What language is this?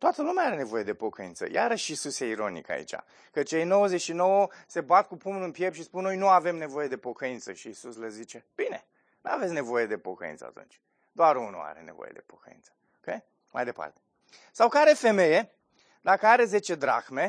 Romanian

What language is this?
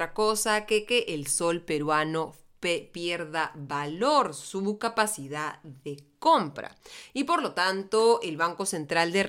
Spanish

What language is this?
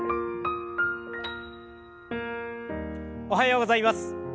Japanese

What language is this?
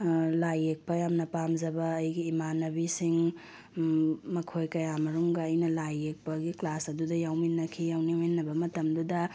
Manipuri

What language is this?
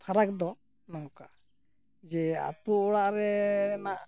Santali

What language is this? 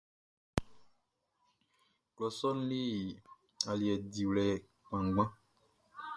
Baoulé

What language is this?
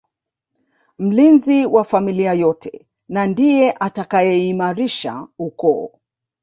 Swahili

